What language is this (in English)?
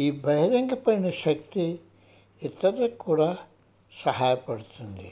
Telugu